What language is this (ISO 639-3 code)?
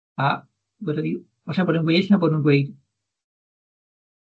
cym